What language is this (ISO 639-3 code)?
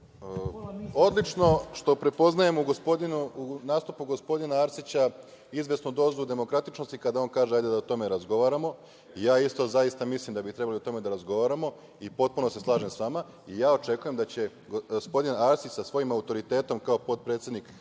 srp